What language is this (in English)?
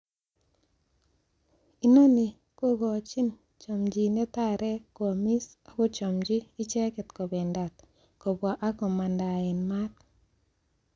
Kalenjin